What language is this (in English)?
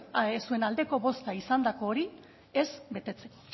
Basque